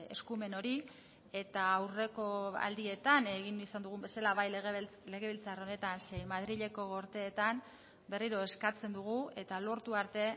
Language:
Basque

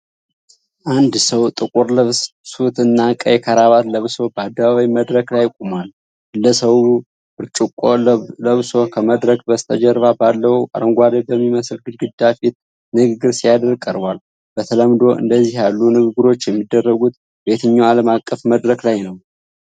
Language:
Amharic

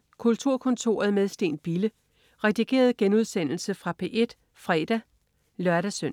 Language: Danish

